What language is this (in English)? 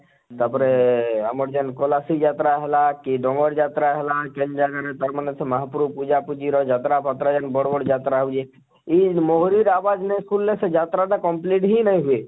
Odia